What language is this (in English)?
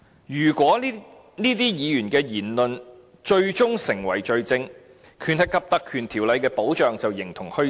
Cantonese